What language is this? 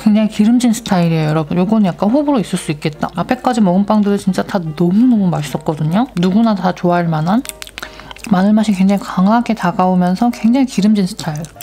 Korean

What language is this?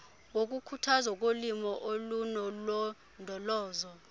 Xhosa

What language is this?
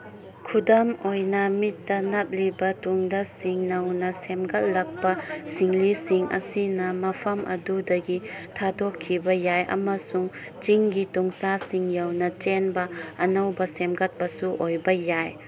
Manipuri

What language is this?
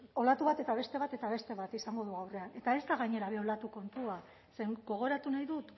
Basque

